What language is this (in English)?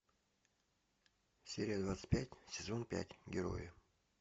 Russian